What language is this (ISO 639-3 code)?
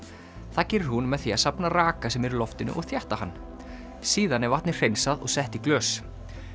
isl